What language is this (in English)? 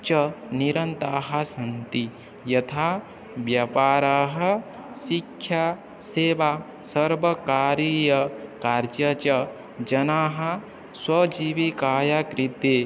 Sanskrit